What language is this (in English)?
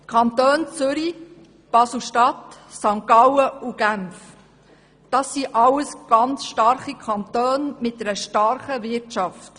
Swiss German